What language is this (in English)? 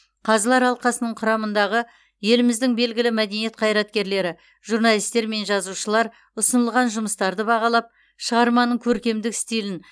Kazakh